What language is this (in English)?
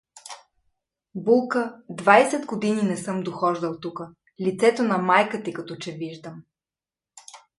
Bulgarian